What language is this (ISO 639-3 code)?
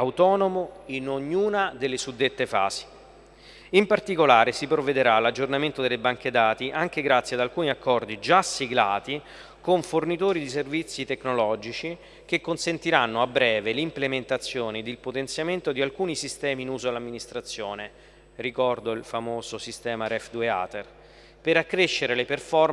ita